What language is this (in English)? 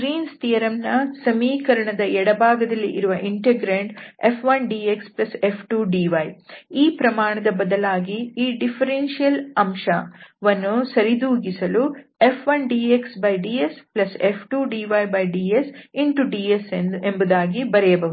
Kannada